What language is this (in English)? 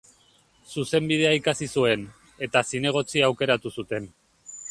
Basque